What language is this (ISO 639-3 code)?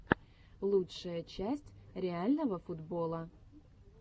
rus